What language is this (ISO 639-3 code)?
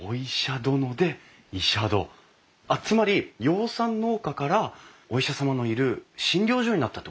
jpn